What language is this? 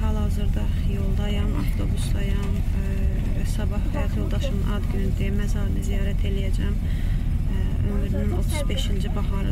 Turkish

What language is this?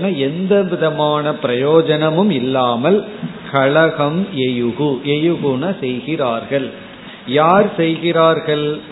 Tamil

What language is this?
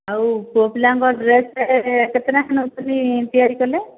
Odia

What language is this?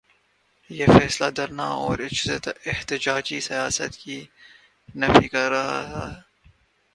Urdu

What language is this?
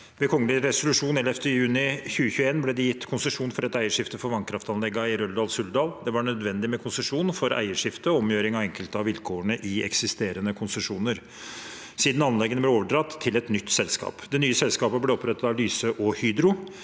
Norwegian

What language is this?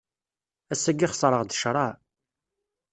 Kabyle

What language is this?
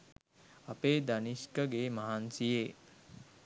Sinhala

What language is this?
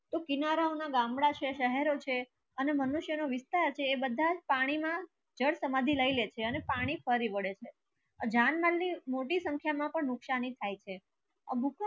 Gujarati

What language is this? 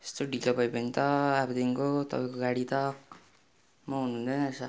Nepali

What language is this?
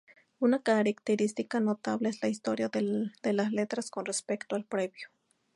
Spanish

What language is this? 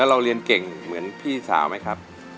Thai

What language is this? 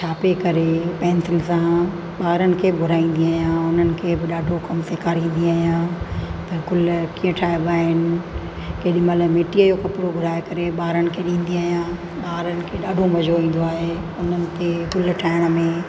Sindhi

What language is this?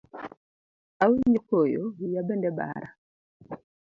Luo (Kenya and Tanzania)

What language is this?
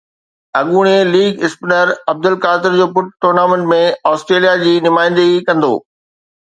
Sindhi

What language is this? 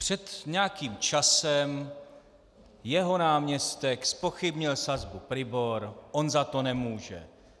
Czech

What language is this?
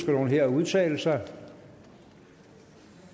Danish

